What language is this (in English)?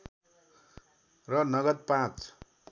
Nepali